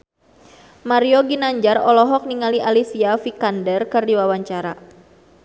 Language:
Sundanese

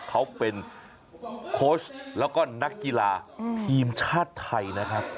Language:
Thai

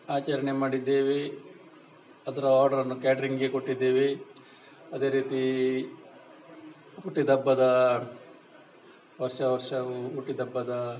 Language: Kannada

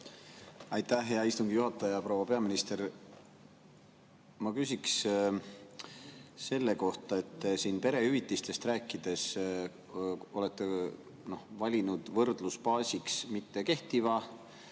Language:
Estonian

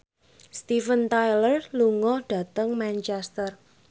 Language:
Javanese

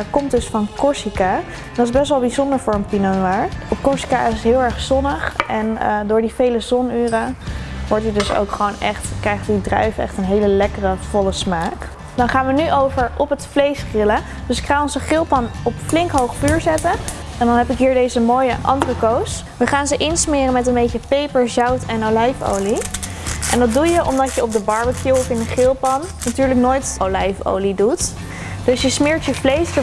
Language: Dutch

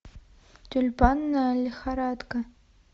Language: Russian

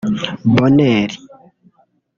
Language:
Kinyarwanda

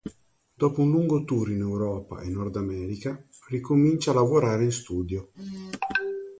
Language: Italian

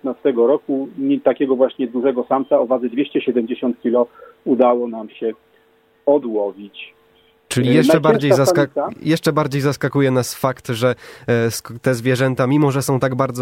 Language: Polish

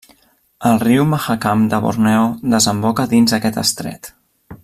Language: Catalan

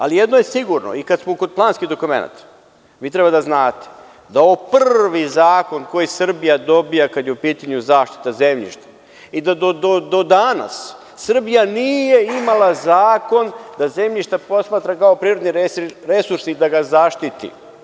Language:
Serbian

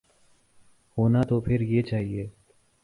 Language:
Urdu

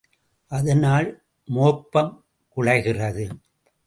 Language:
Tamil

